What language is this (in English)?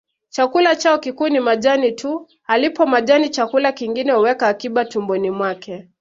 Swahili